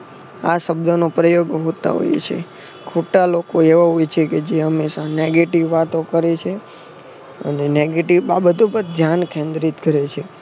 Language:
Gujarati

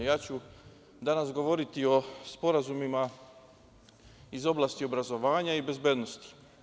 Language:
Serbian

